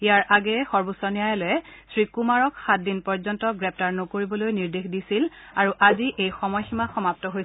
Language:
Assamese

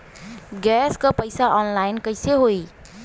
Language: Bhojpuri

